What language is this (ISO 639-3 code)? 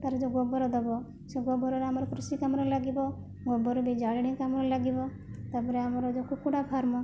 ori